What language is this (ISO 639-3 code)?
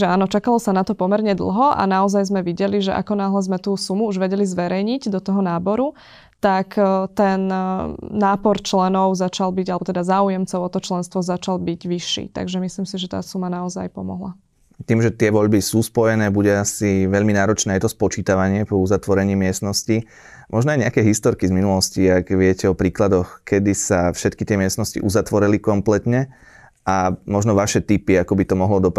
slk